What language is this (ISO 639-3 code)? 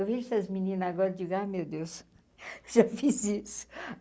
por